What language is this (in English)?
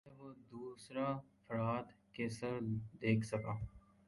Urdu